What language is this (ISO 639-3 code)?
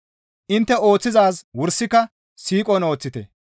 gmv